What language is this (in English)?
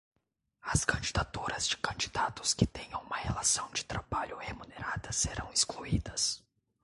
Portuguese